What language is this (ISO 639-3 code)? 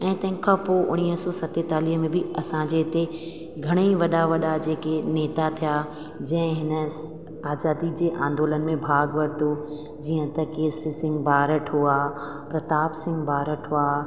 snd